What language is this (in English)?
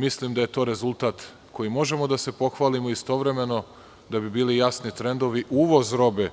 Serbian